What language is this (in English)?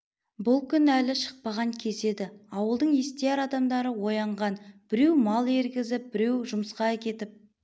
Kazakh